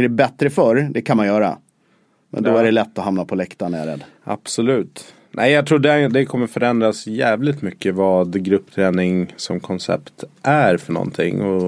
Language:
Swedish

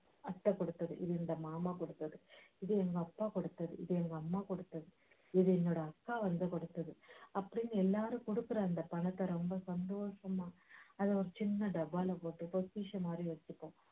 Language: Tamil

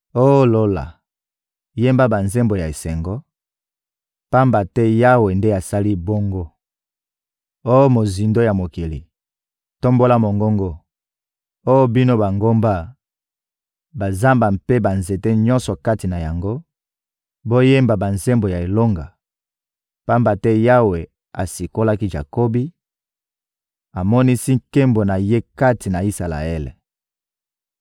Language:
Lingala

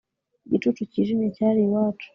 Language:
Kinyarwanda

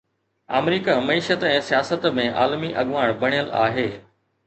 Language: Sindhi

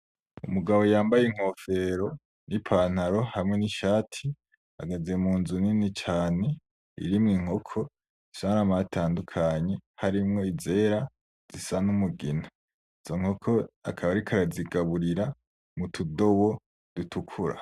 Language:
Rundi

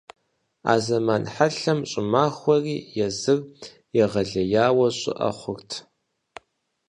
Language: Kabardian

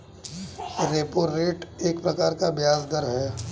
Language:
Hindi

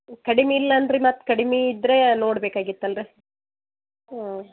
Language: Kannada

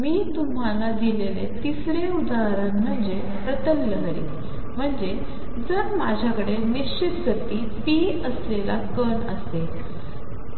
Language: Marathi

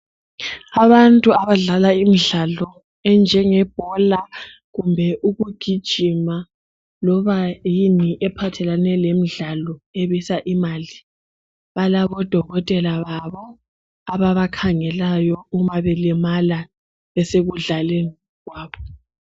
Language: North Ndebele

